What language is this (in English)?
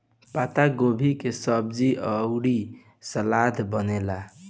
Bhojpuri